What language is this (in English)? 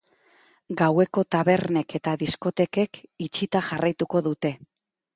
Basque